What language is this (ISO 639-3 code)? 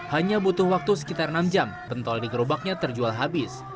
ind